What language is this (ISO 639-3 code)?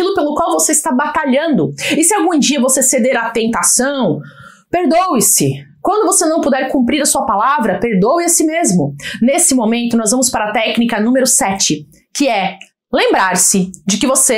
por